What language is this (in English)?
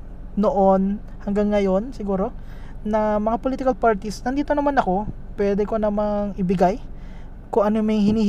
Filipino